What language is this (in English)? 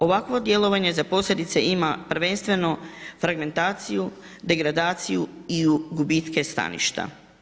Croatian